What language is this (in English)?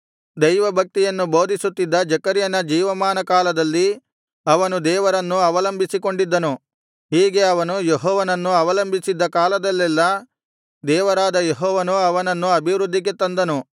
Kannada